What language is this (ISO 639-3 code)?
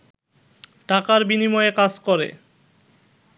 ben